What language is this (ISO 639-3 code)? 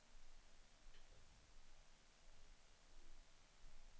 swe